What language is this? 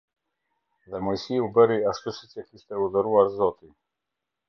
Albanian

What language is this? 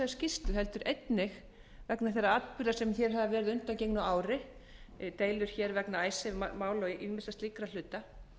Icelandic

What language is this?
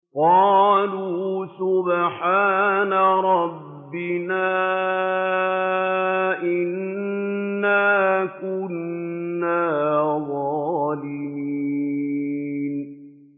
Arabic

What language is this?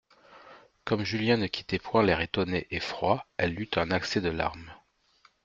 French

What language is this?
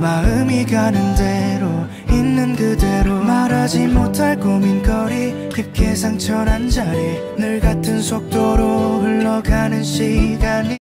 Korean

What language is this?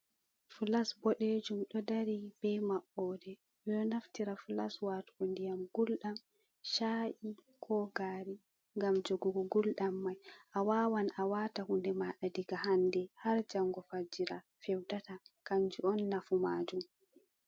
Fula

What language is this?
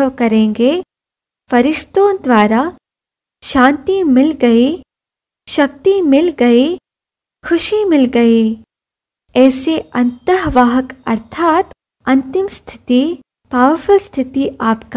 Hindi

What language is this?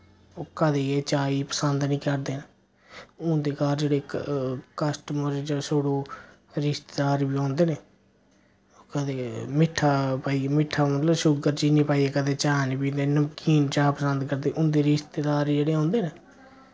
Dogri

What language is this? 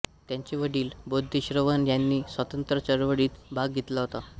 Marathi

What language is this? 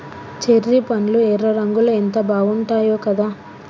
Telugu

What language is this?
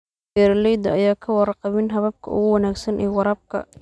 Somali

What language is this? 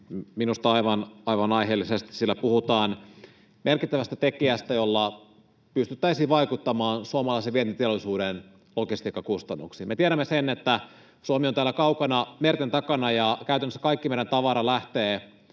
Finnish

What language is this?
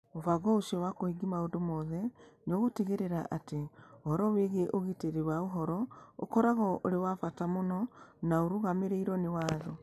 Kikuyu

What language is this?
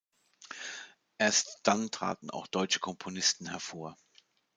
German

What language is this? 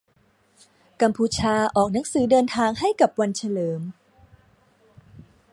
Thai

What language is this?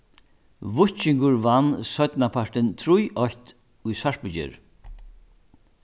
Faroese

